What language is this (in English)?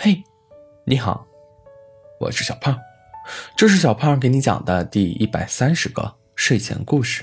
Chinese